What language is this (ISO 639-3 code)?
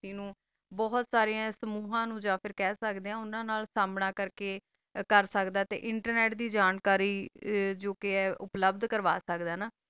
pan